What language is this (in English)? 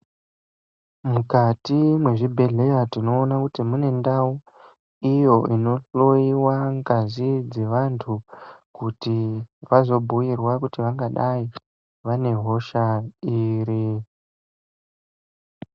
Ndau